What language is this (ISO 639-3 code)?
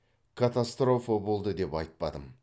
kaz